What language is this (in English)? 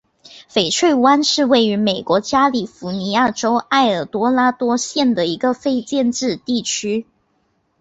Chinese